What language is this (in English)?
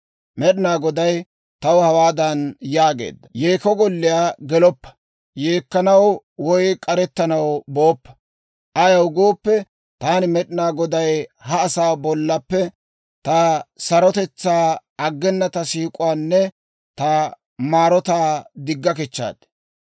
Dawro